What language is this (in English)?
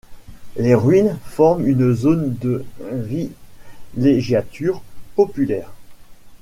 French